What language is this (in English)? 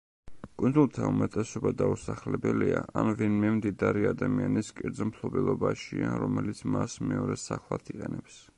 Georgian